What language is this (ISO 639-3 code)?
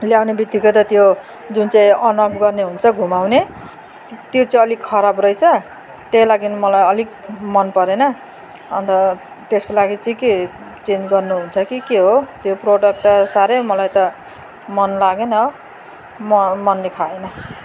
nep